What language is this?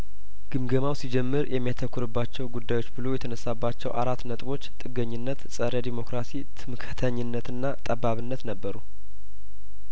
Amharic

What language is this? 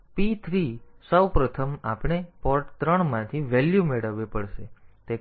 Gujarati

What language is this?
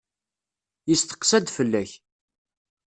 Kabyle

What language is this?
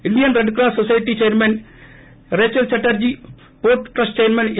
Telugu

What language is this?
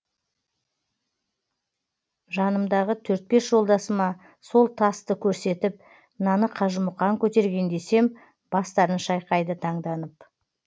Kazakh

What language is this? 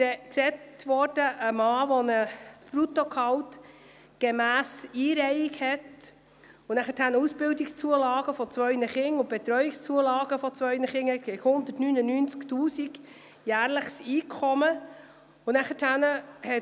Swiss German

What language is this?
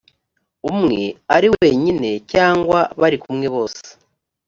Kinyarwanda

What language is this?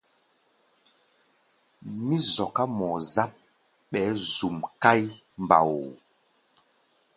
Gbaya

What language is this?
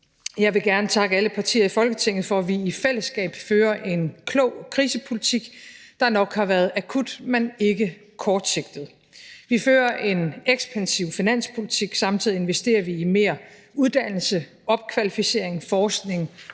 Danish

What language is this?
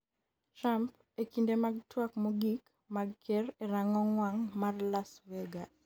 Luo (Kenya and Tanzania)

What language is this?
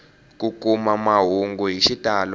Tsonga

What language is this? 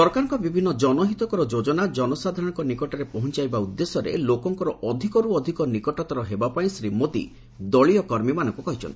Odia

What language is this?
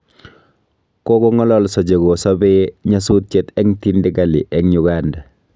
Kalenjin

